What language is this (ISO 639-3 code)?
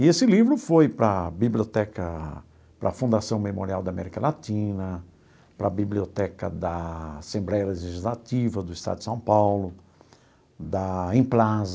por